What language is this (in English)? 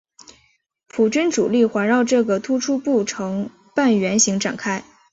Chinese